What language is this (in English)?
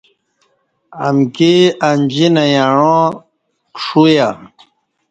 Kati